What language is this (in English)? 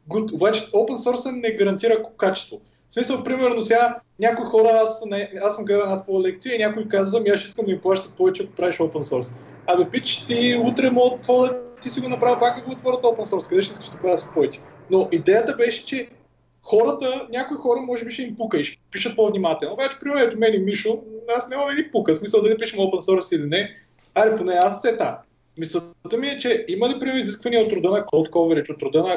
Bulgarian